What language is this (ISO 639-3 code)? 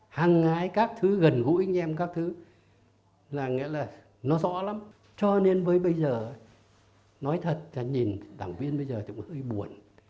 vie